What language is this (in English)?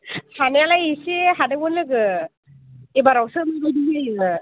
Bodo